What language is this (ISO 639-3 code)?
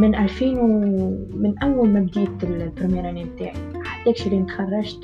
ara